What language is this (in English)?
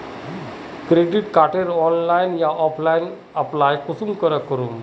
Magahi